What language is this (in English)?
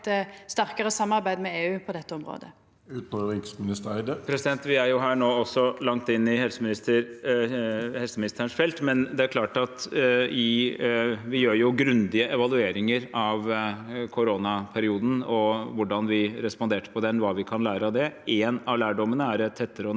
Norwegian